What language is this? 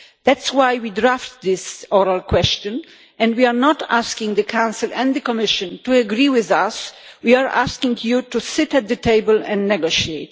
English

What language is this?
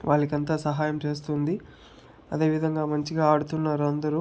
Telugu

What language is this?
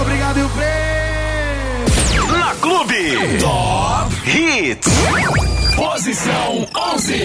Portuguese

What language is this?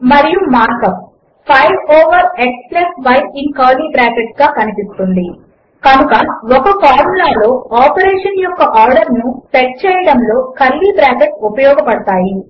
Telugu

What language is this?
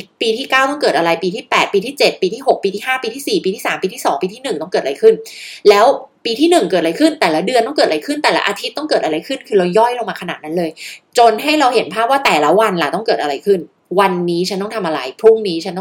Thai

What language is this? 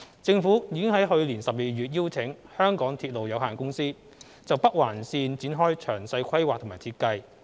Cantonese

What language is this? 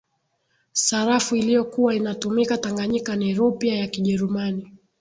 Swahili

